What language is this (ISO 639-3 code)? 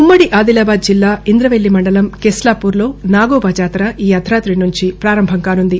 tel